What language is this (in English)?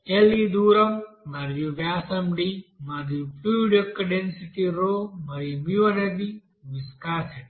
Telugu